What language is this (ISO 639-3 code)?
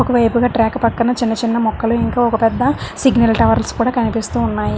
tel